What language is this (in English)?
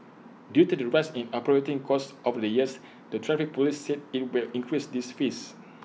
English